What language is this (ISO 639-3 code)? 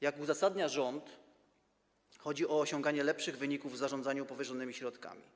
pol